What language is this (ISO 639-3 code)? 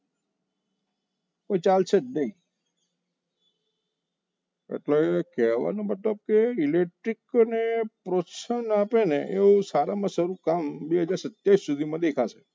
guj